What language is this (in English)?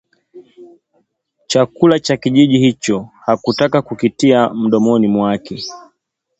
Swahili